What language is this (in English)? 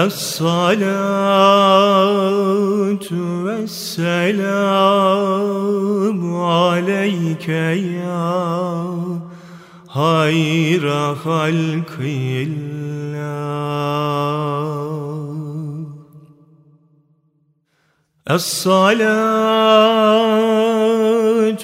Turkish